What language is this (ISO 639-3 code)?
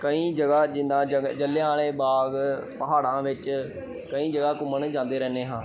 pan